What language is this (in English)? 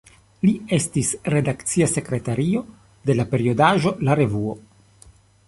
Esperanto